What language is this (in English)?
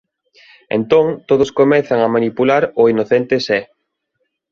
Galician